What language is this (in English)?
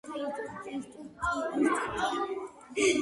Georgian